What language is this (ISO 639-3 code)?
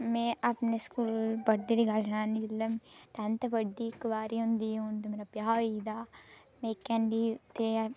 doi